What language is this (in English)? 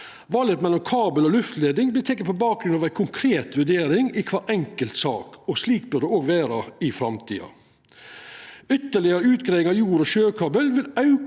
Norwegian